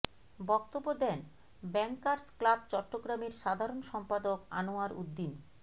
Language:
Bangla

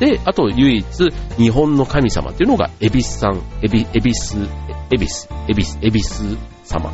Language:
Japanese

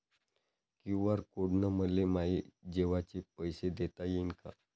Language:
Marathi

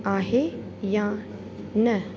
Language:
Sindhi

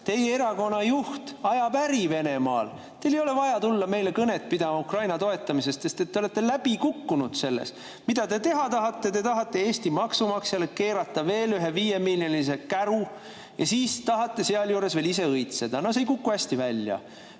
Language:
Estonian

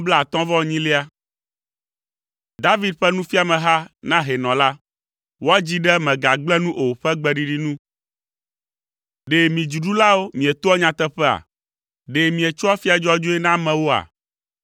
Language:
Ewe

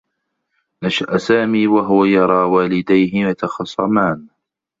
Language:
Arabic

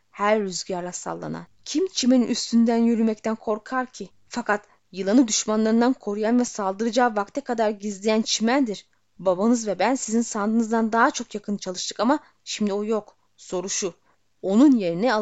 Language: Turkish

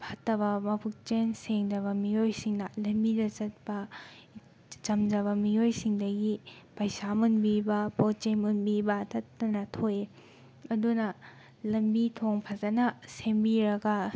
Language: Manipuri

